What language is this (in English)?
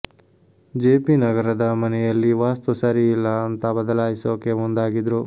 Kannada